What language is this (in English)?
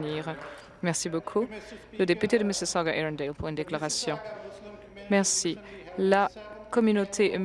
French